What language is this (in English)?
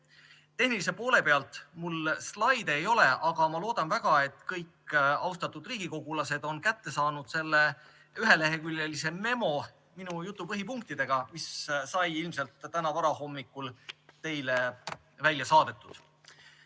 Estonian